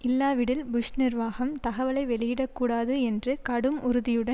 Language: Tamil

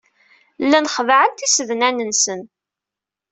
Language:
Kabyle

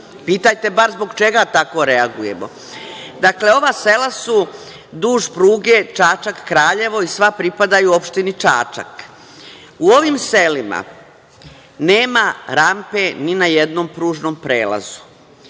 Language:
Serbian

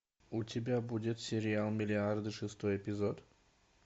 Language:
Russian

